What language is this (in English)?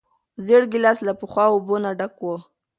Pashto